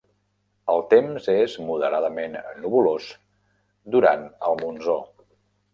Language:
Catalan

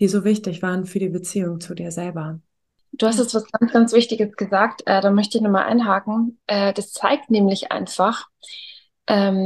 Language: German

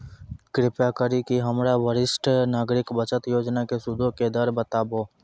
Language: Maithili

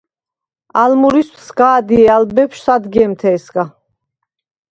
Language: Svan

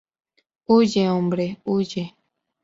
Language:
Spanish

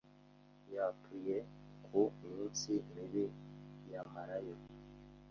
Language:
Kinyarwanda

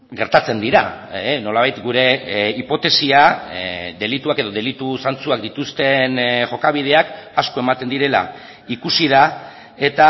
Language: Basque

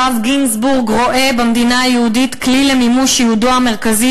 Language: Hebrew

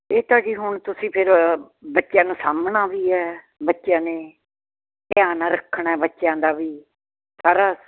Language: Punjabi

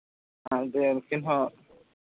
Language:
Santali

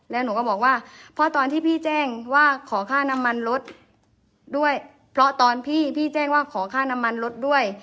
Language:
Thai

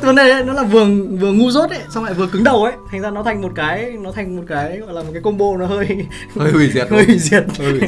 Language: Vietnamese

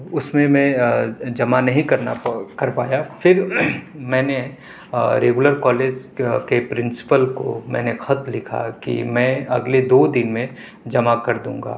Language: Urdu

